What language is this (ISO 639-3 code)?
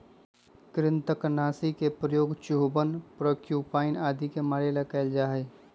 mag